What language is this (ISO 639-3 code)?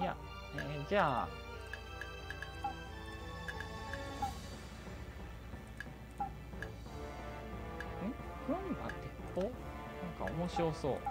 jpn